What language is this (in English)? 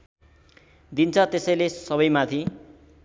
Nepali